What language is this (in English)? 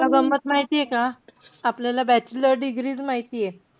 Marathi